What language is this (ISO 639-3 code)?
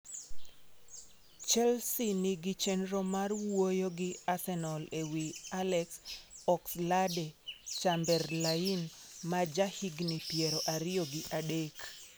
luo